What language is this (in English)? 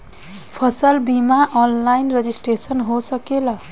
Bhojpuri